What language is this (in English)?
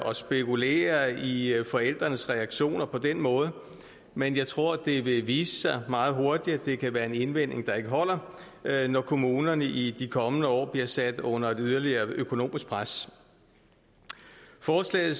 Danish